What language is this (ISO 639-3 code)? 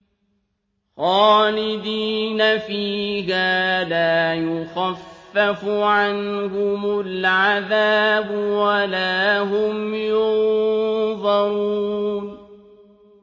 ara